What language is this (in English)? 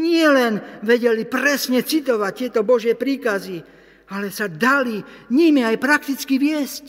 Slovak